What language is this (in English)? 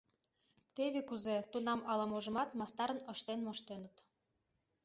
Mari